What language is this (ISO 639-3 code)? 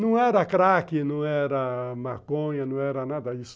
por